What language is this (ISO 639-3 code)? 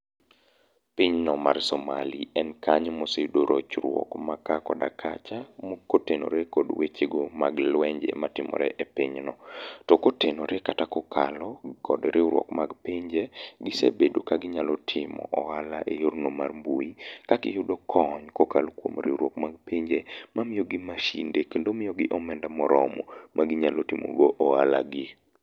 luo